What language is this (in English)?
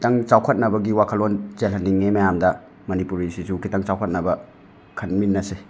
Manipuri